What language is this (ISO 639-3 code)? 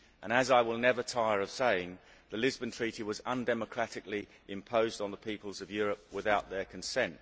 eng